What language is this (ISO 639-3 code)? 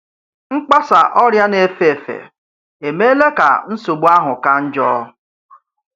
ibo